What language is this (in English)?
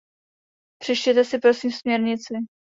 Czech